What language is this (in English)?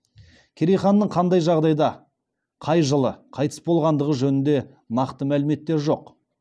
Kazakh